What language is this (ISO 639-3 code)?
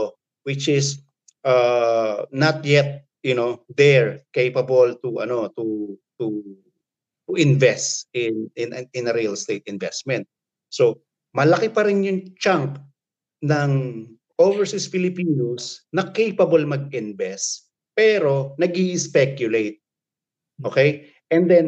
fil